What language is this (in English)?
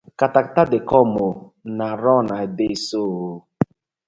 Nigerian Pidgin